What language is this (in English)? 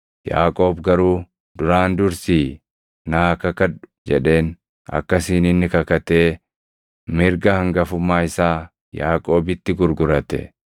Oromo